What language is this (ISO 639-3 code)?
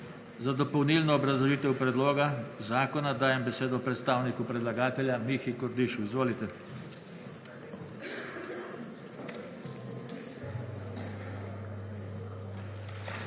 slv